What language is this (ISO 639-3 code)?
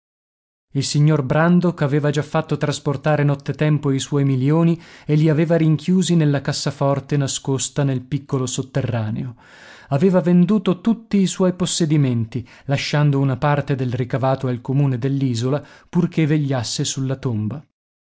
ita